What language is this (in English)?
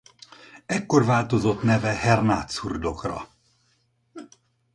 Hungarian